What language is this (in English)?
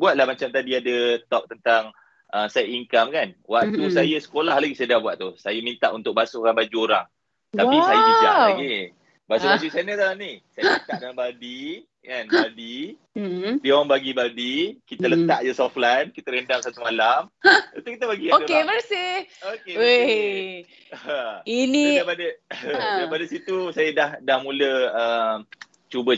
Malay